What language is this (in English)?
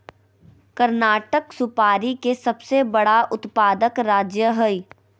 Magahi